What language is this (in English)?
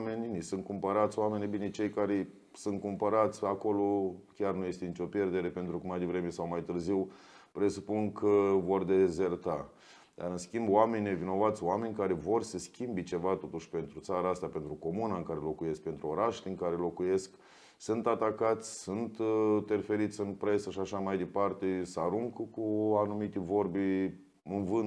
Romanian